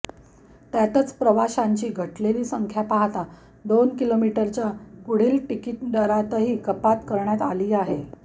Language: Marathi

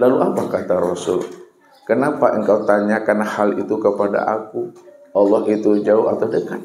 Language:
Indonesian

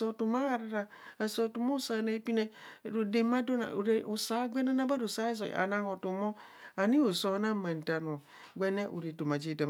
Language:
Kohumono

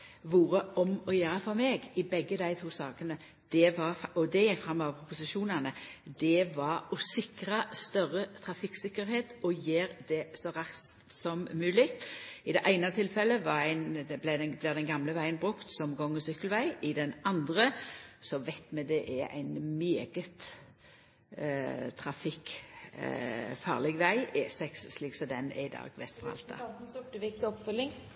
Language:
Norwegian Nynorsk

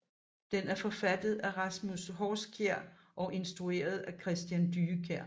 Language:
Danish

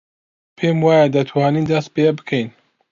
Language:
Central Kurdish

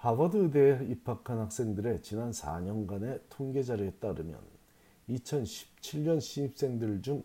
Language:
Korean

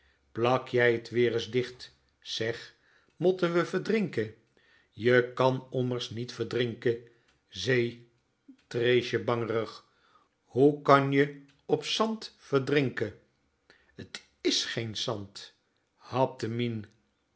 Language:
Dutch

